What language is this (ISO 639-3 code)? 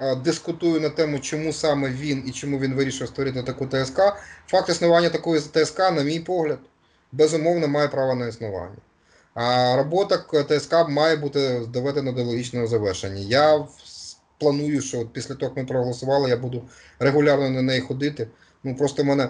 ukr